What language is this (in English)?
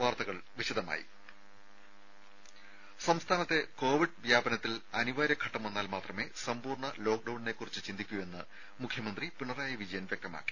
Malayalam